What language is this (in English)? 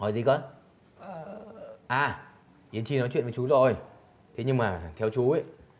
Vietnamese